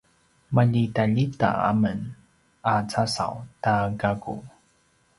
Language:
Paiwan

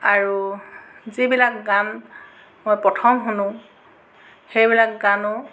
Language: Assamese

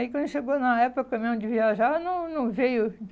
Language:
Portuguese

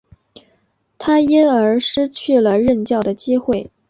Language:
Chinese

